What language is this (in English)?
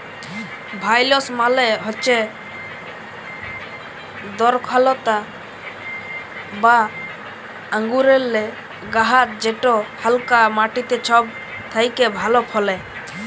Bangla